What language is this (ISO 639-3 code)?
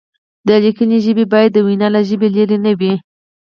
pus